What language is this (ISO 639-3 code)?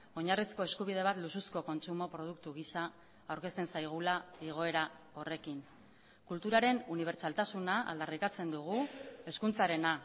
eus